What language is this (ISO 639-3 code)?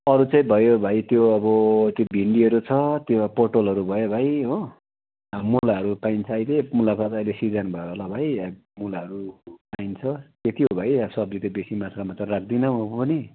nep